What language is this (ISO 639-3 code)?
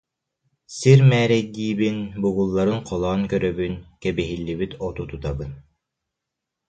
sah